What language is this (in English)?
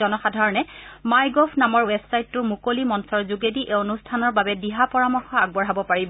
Assamese